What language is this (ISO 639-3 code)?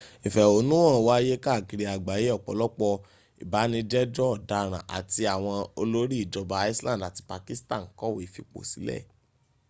yor